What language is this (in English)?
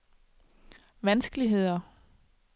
Danish